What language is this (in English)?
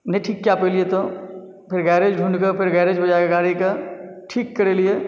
Maithili